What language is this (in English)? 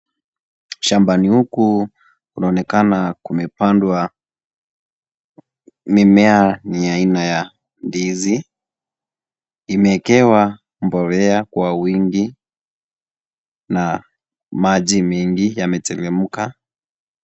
Swahili